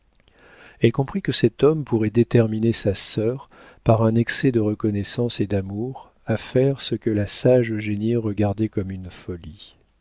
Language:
French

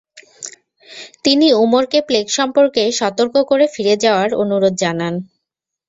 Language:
Bangla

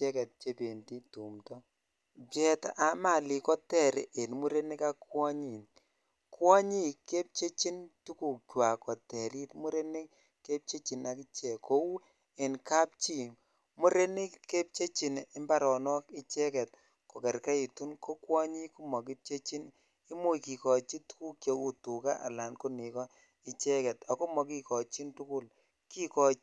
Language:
Kalenjin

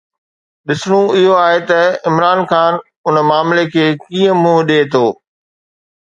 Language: Sindhi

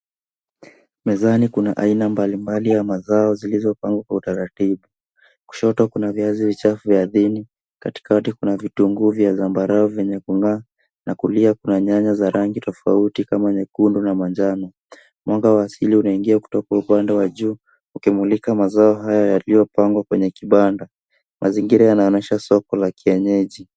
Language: Swahili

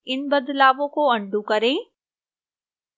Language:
Hindi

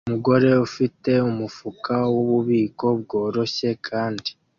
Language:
Kinyarwanda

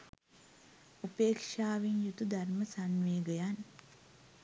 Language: Sinhala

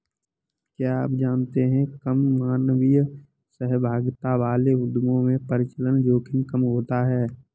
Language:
Hindi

